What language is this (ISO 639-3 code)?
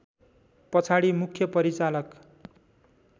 nep